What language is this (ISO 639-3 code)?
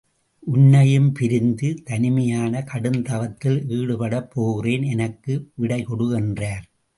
tam